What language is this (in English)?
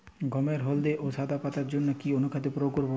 Bangla